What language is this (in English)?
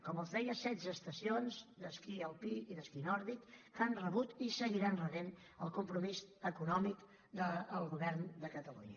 Catalan